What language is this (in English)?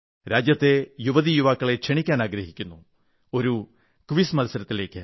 Malayalam